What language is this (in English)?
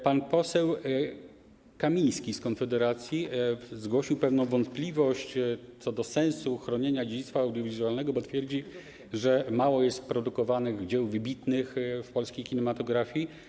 Polish